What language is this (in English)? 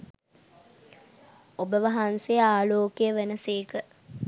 Sinhala